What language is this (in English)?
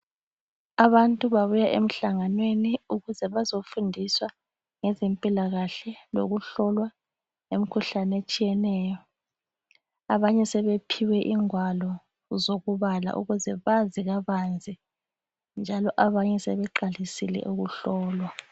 North Ndebele